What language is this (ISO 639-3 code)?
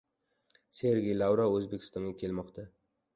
uzb